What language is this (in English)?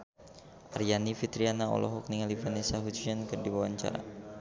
Sundanese